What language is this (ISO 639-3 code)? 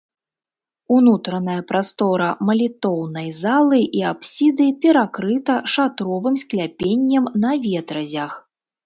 bel